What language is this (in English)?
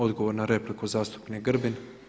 Croatian